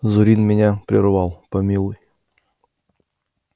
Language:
Russian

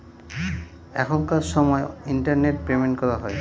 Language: Bangla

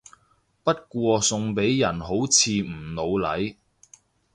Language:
Cantonese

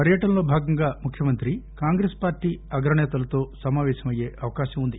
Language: Telugu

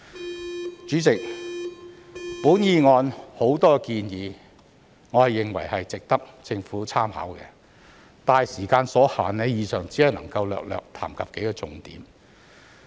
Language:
Cantonese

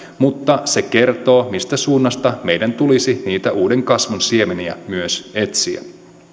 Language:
Finnish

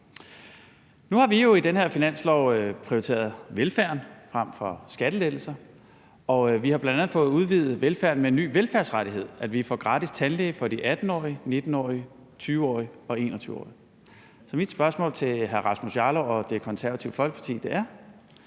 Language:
Danish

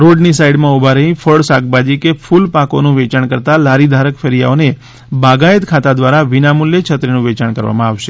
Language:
Gujarati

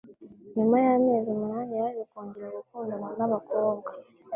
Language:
Kinyarwanda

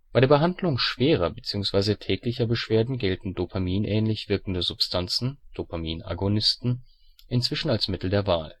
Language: German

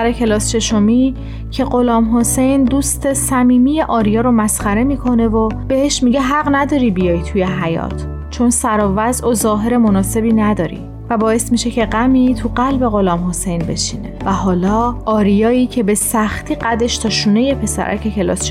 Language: Persian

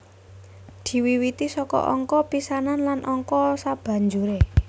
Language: Javanese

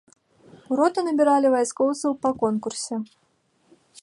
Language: Belarusian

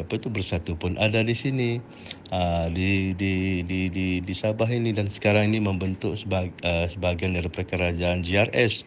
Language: Malay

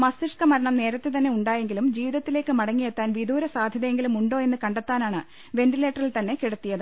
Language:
Malayalam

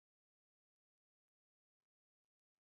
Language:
Chinese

